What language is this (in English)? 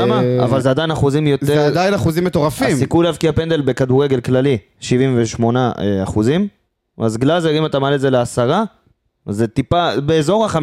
Hebrew